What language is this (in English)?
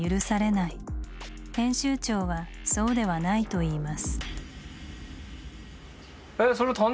Japanese